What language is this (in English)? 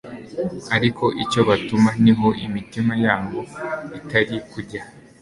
Kinyarwanda